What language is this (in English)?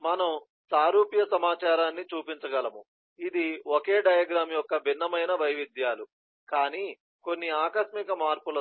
Telugu